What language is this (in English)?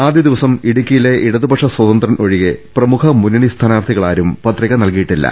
Malayalam